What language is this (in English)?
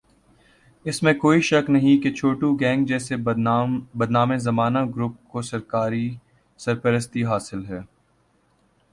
Urdu